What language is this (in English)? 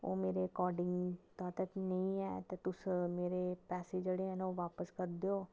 Dogri